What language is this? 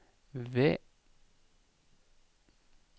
Norwegian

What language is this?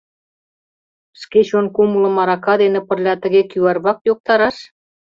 Mari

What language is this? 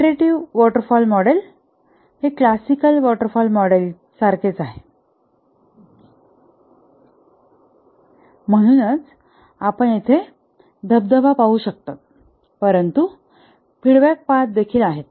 Marathi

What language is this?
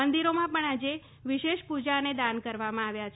Gujarati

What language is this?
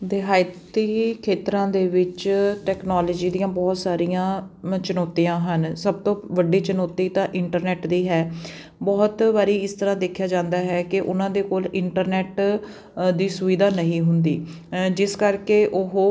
Punjabi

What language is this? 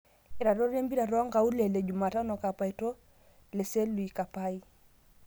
Masai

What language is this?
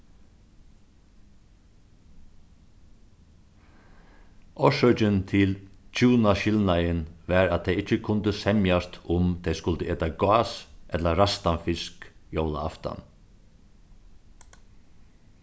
Faroese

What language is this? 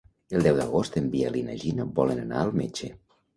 Catalan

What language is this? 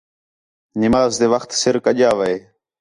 Khetrani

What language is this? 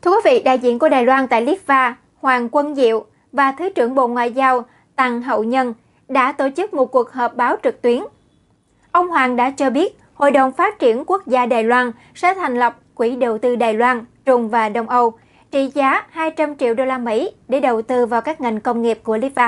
Vietnamese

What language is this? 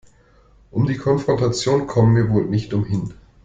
German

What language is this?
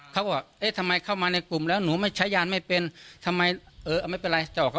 Thai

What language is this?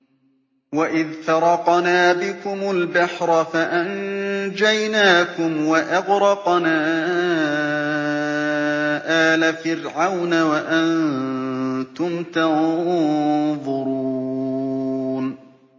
Arabic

